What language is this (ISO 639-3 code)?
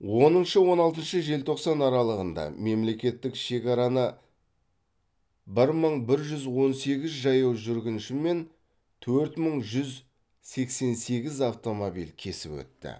kaz